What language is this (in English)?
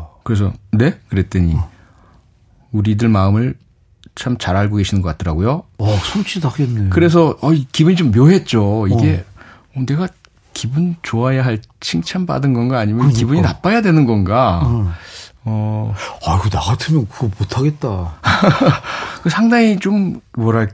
Korean